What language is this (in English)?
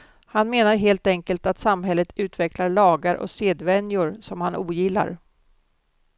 Swedish